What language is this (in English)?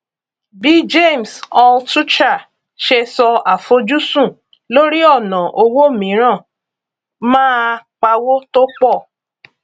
Yoruba